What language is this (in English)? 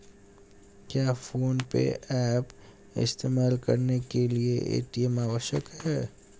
Hindi